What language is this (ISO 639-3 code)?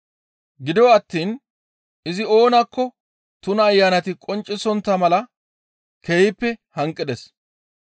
gmv